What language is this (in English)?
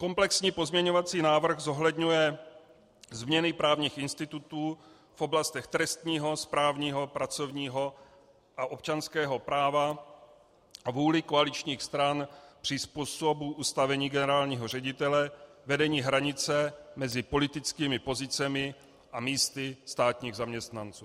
Czech